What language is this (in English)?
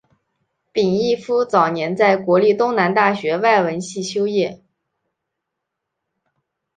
Chinese